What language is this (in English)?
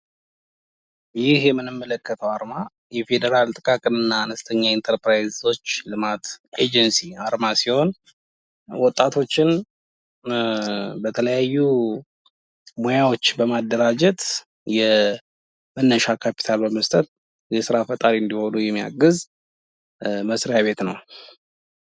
Amharic